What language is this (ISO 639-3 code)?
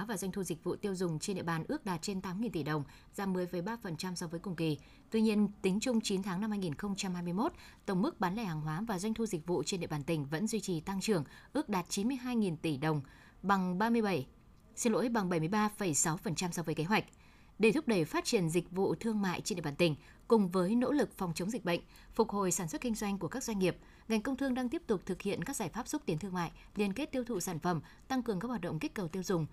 vie